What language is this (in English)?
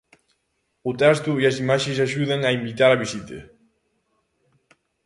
Galician